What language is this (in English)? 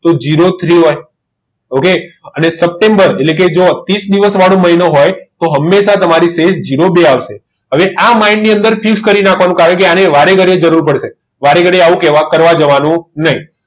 Gujarati